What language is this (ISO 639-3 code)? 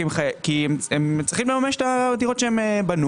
heb